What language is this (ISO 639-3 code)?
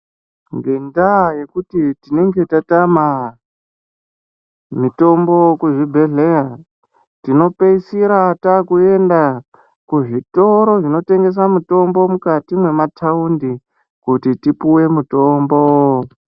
ndc